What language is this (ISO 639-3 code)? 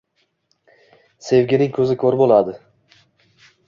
uzb